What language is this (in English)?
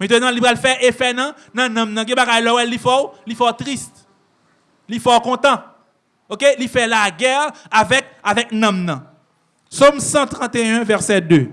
French